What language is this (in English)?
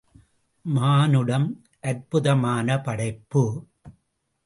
Tamil